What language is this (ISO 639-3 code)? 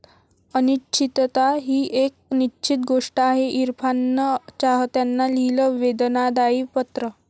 mar